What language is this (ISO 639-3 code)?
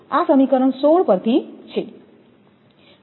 guj